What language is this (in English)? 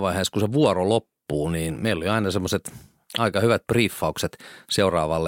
Finnish